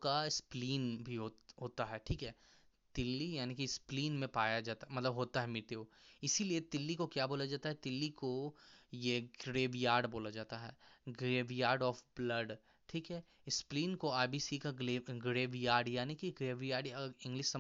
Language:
Hindi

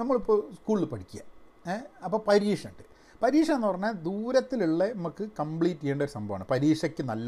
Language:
Malayalam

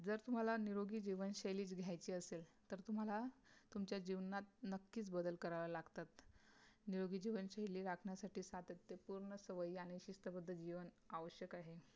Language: Marathi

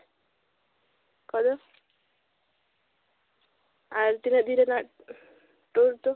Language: Santali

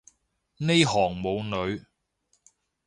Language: Cantonese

